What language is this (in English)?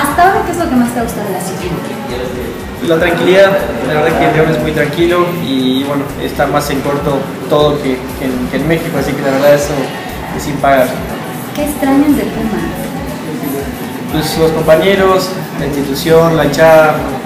Spanish